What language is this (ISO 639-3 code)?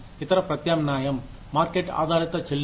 tel